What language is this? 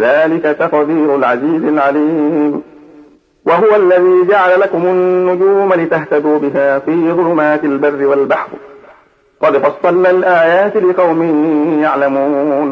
Arabic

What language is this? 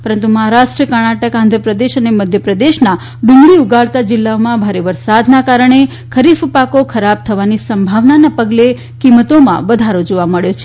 Gujarati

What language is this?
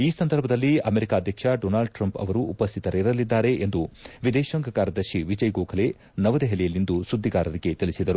Kannada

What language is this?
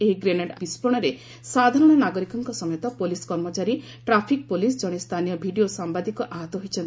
Odia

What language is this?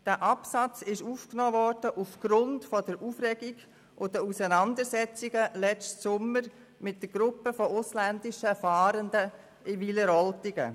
Swiss German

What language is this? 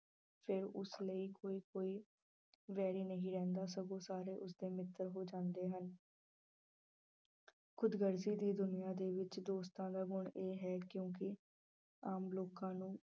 Punjabi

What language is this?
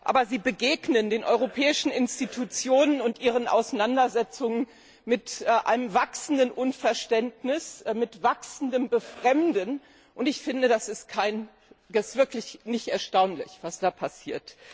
German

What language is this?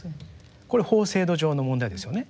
Japanese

